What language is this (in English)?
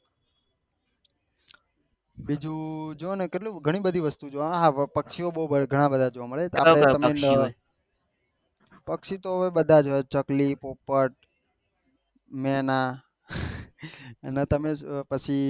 Gujarati